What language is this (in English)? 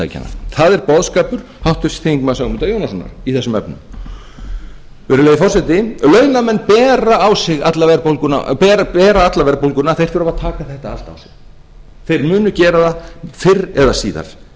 Icelandic